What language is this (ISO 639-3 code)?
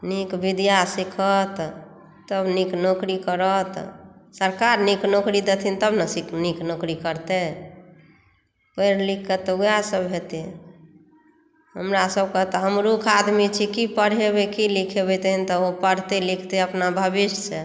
mai